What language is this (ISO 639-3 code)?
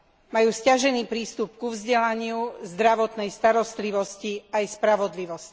slk